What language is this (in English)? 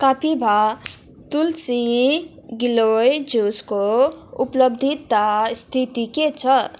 Nepali